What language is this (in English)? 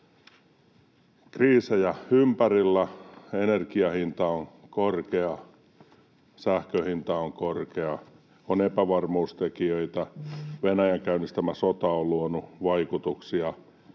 Finnish